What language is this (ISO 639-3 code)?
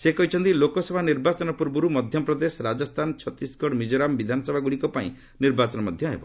ori